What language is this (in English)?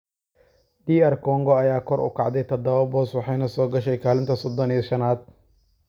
Somali